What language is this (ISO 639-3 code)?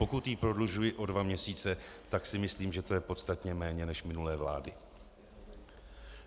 ces